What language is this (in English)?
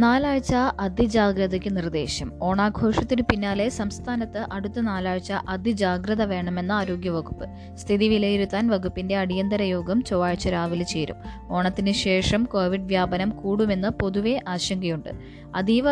Malayalam